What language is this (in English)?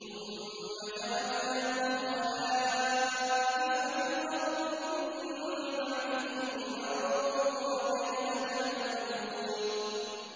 Arabic